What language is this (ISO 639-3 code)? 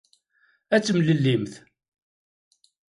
kab